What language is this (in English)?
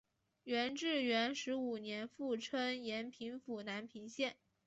Chinese